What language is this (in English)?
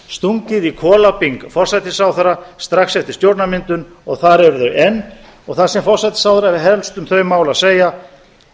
Icelandic